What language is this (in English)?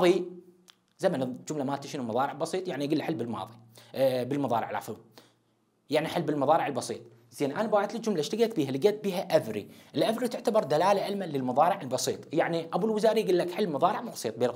Arabic